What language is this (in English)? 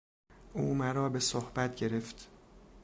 Persian